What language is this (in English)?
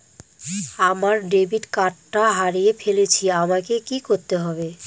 Bangla